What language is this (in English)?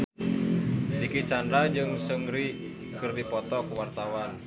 Sundanese